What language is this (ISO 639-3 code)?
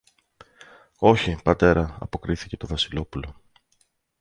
ell